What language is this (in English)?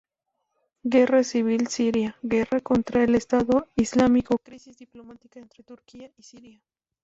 Spanish